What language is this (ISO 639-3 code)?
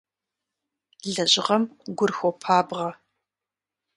kbd